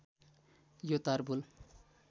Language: Nepali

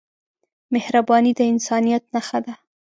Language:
Pashto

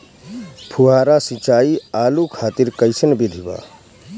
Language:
Bhojpuri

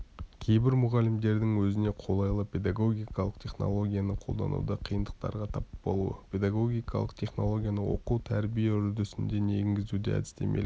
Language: Kazakh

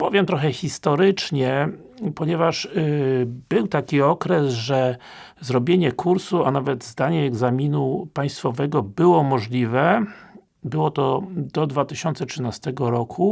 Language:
Polish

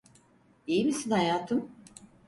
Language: Turkish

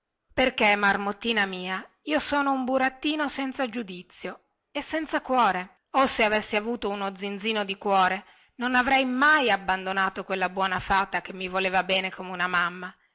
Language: Italian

